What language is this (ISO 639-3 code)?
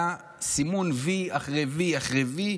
heb